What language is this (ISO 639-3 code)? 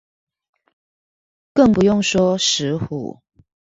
zho